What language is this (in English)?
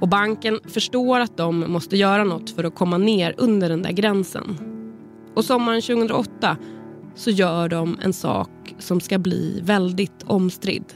Swedish